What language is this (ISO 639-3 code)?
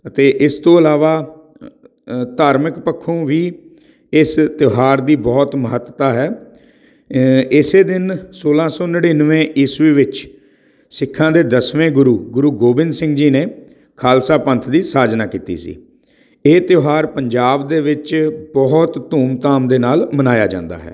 pan